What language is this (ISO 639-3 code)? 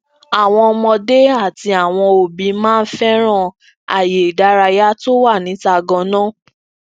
yor